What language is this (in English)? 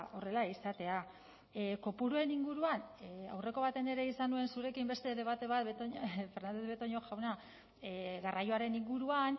Basque